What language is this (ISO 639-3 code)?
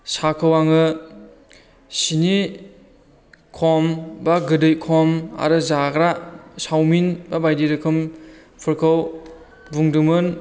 brx